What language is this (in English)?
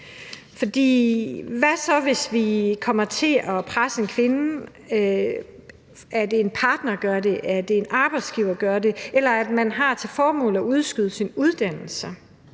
Danish